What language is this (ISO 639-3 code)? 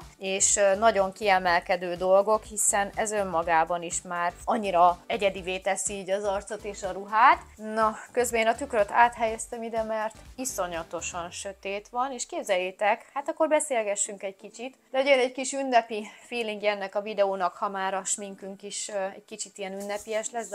hun